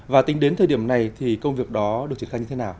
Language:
Vietnamese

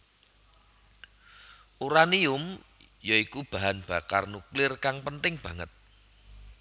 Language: Javanese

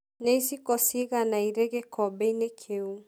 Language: Kikuyu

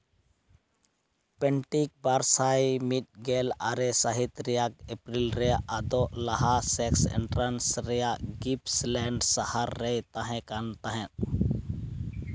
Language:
Santali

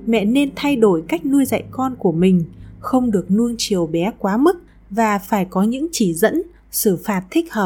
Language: Vietnamese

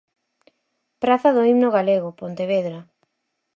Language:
Galician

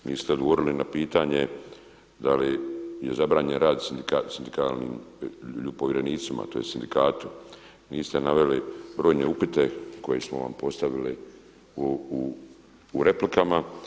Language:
Croatian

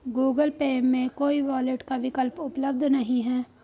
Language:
Hindi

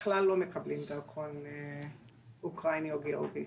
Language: Hebrew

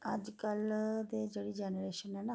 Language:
Dogri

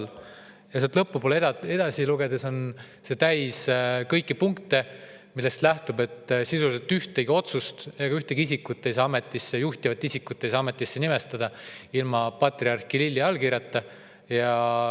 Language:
Estonian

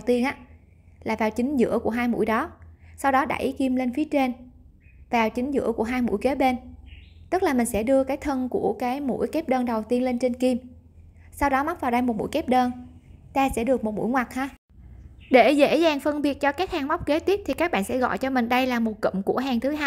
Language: Vietnamese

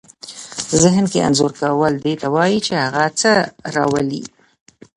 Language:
Pashto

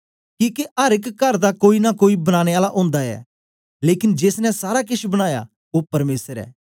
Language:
Dogri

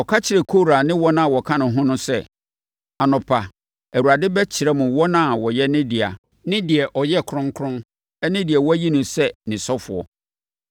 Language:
Akan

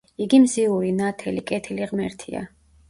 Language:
Georgian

